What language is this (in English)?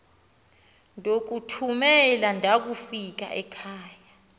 Xhosa